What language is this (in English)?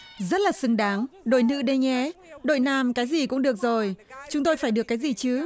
Vietnamese